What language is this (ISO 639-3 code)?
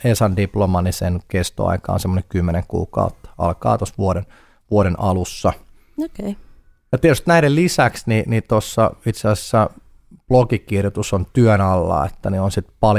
fin